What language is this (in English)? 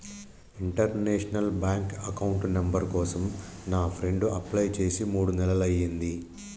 Telugu